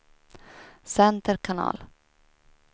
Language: Swedish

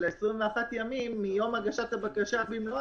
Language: Hebrew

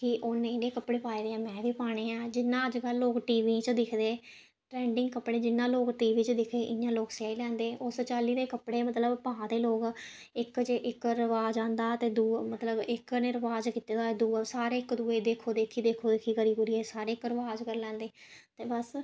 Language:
Dogri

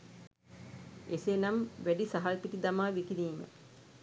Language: Sinhala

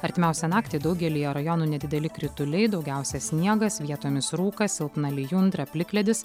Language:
Lithuanian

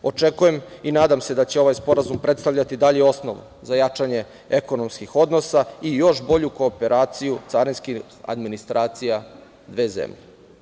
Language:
Serbian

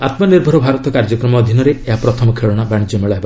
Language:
Odia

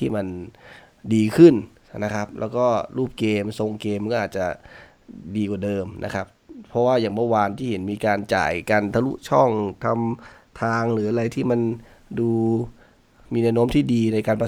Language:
Thai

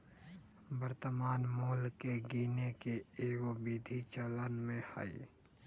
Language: Magahi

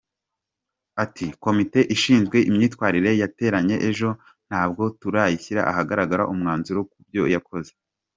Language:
Kinyarwanda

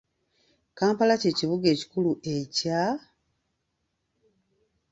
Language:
Ganda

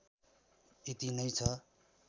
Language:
Nepali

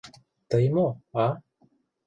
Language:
Mari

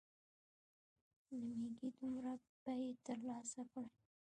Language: Pashto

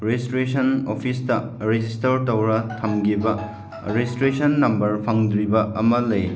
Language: Manipuri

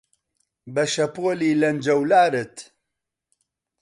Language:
Central Kurdish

